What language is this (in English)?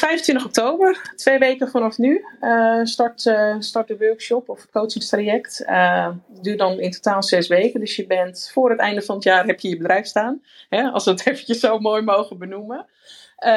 Dutch